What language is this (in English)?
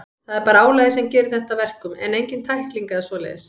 Icelandic